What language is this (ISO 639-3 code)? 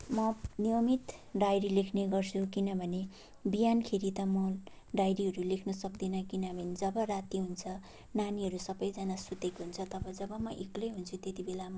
nep